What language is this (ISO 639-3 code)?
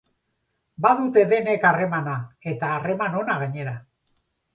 eus